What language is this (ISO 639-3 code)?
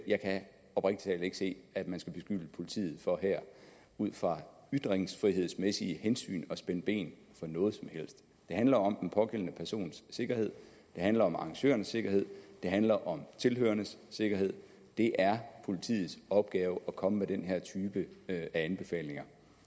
dan